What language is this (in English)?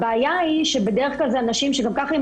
Hebrew